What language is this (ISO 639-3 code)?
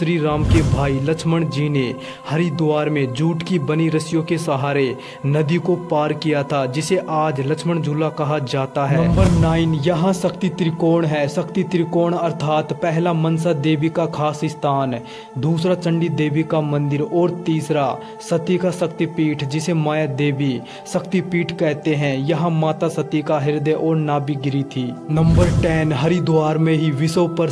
hin